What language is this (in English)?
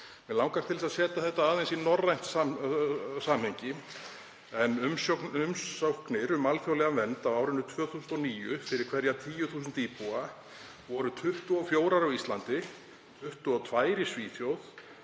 Icelandic